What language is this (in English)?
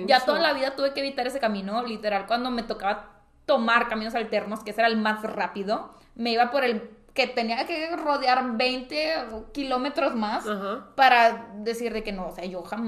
Spanish